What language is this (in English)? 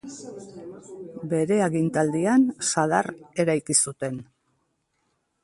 Basque